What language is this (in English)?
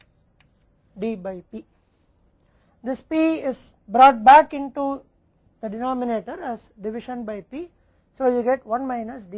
Hindi